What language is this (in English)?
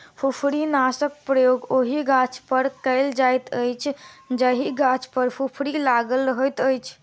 Maithili